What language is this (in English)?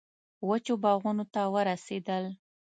Pashto